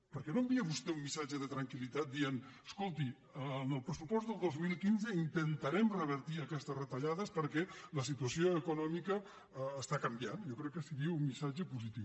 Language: Catalan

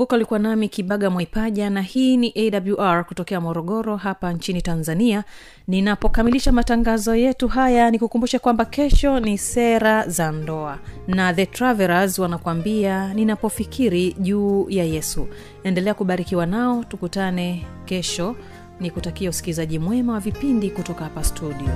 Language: Swahili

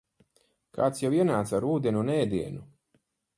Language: Latvian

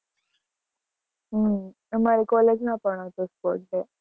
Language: Gujarati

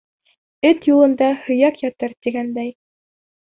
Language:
Bashkir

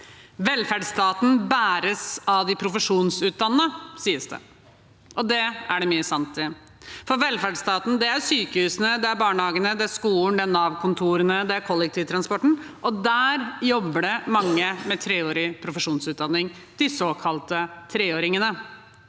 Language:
Norwegian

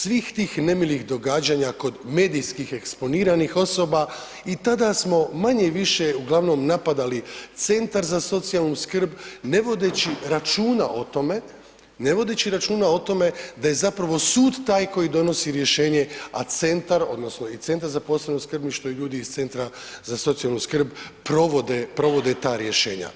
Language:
Croatian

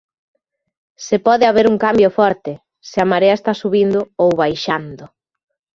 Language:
Galician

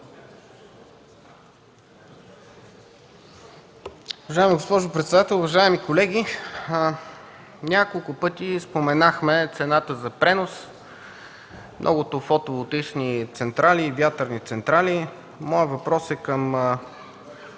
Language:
Bulgarian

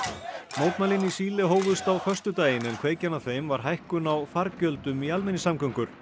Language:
Icelandic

